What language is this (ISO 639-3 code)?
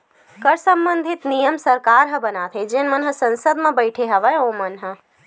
hne